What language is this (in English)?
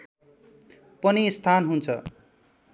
Nepali